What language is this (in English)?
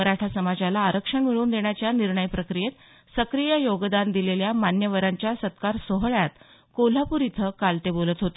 Marathi